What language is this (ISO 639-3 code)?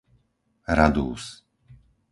slk